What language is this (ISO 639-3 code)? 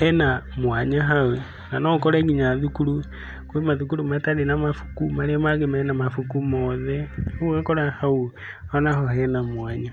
kik